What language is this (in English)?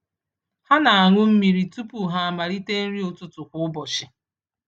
Igbo